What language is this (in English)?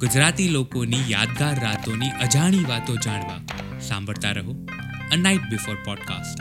Gujarati